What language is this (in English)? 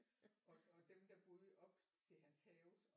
Danish